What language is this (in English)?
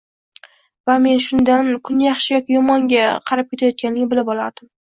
Uzbek